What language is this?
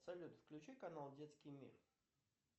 Russian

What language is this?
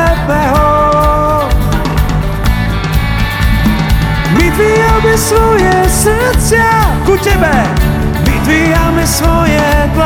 Slovak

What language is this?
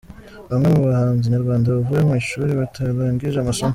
Kinyarwanda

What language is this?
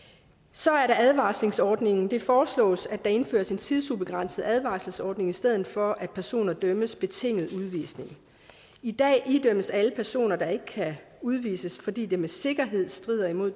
Danish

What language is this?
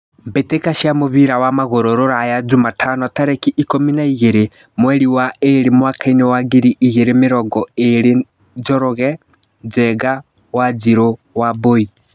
Kikuyu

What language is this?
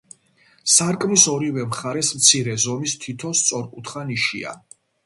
Georgian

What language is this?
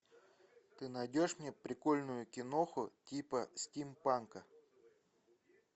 Russian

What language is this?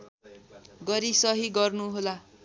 Nepali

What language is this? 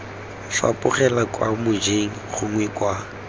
Tswana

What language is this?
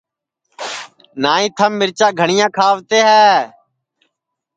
Sansi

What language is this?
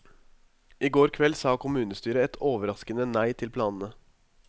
Norwegian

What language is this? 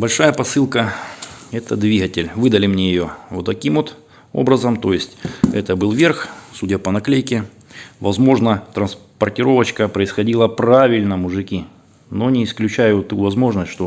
Russian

